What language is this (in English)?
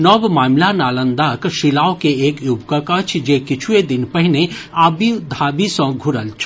Maithili